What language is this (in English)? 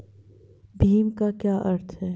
Hindi